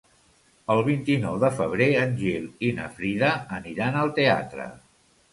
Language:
Catalan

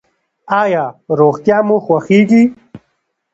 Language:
Pashto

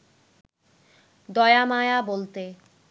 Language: Bangla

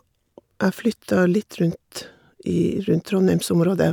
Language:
Norwegian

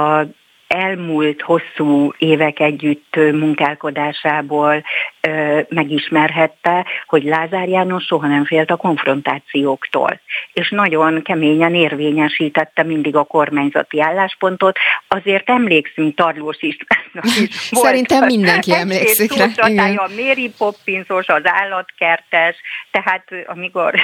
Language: Hungarian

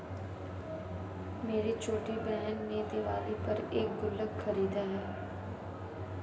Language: Hindi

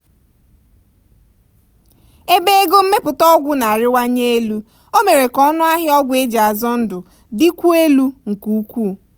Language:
Igbo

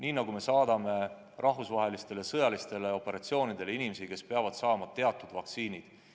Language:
Estonian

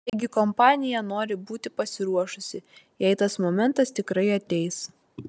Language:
Lithuanian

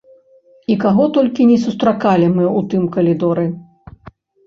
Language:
Belarusian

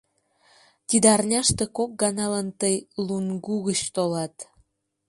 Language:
Mari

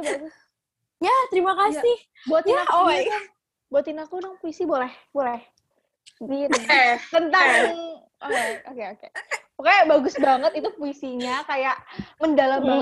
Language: Indonesian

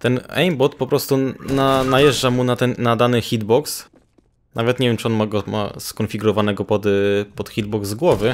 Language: Polish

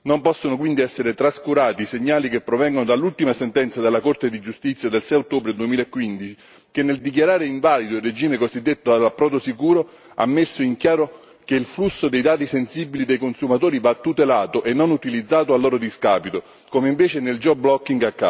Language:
Italian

